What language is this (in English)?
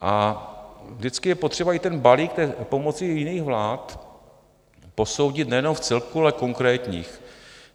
Czech